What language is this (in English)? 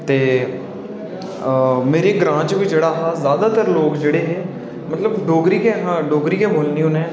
Dogri